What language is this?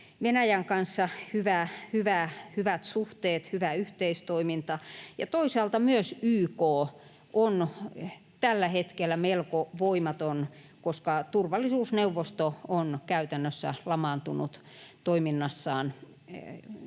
Finnish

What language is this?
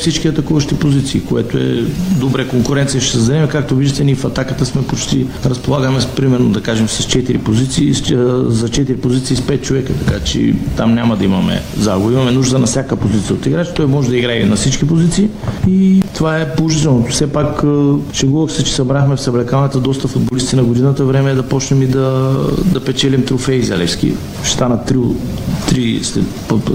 Bulgarian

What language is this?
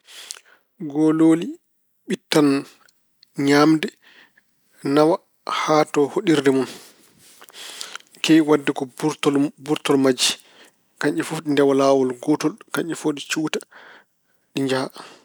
Fula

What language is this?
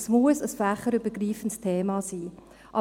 Swiss German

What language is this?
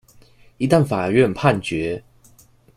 Chinese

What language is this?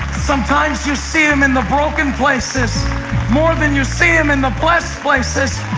English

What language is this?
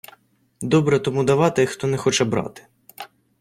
Ukrainian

